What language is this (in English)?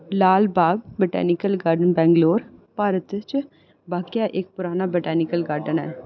Dogri